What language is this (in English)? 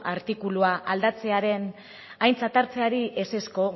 Basque